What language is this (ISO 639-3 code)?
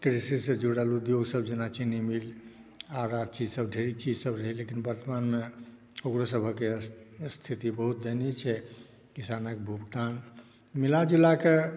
mai